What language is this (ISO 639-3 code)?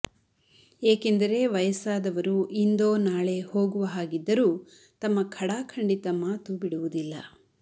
kan